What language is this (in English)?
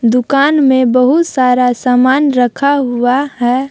Hindi